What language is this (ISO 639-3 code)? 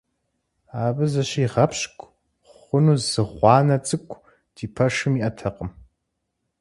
kbd